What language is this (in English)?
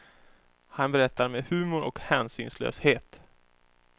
Swedish